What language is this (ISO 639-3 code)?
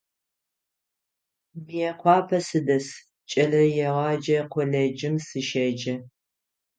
ady